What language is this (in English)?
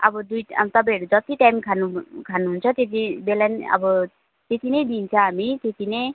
Nepali